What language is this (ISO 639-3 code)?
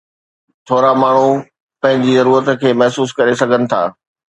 snd